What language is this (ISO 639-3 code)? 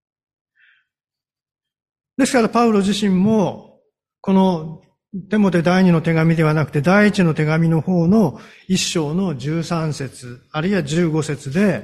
jpn